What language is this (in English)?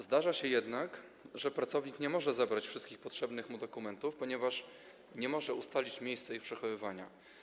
Polish